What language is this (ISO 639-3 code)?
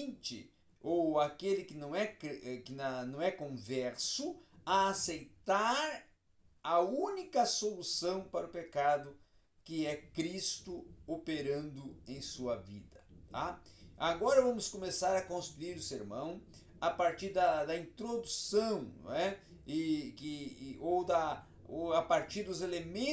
por